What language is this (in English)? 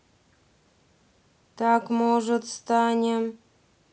Russian